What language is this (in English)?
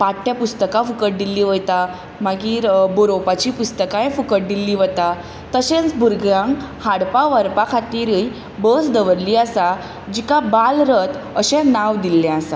Konkani